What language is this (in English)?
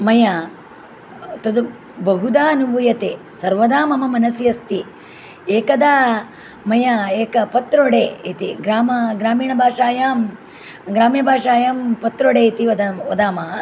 Sanskrit